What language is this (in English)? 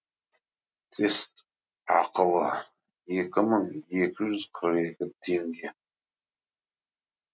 Kazakh